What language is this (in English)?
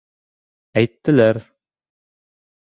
Bashkir